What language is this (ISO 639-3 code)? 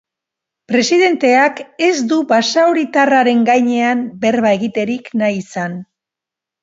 eus